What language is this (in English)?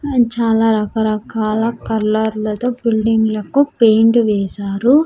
Telugu